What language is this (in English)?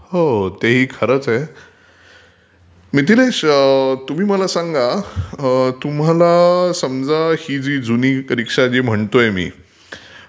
Marathi